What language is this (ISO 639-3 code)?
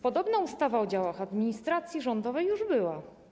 pol